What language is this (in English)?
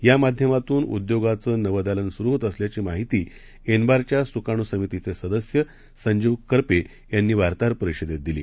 Marathi